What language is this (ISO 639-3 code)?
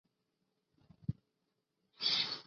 zho